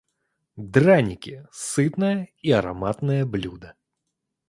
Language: Russian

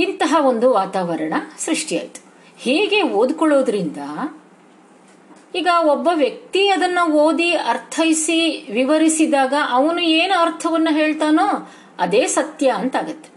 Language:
Kannada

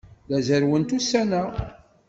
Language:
Kabyle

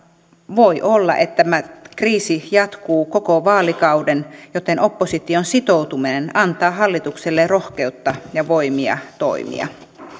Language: Finnish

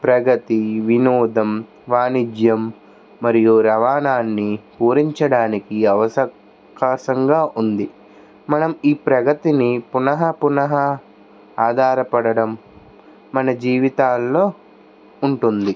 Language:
Telugu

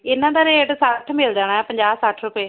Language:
Punjabi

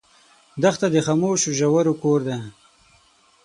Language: Pashto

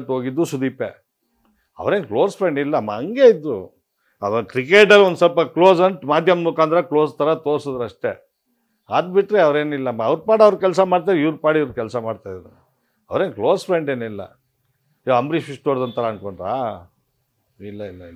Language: Kannada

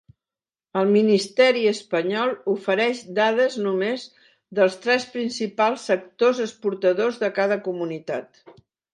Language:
Catalan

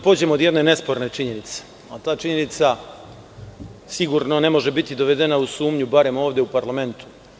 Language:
Serbian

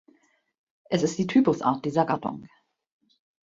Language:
German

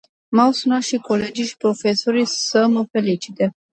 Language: Romanian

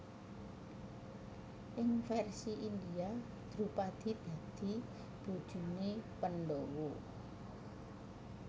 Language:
Javanese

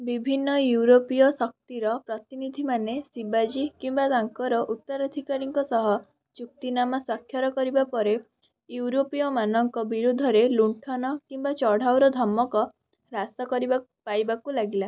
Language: Odia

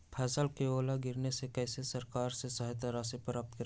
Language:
Magahi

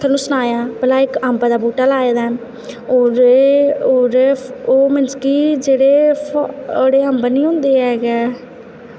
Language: Dogri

